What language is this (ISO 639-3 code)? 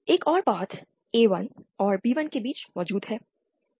hin